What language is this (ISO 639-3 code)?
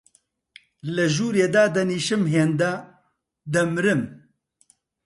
ckb